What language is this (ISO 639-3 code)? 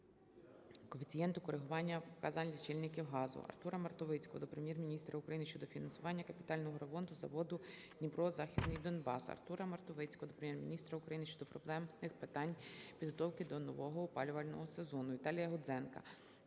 ukr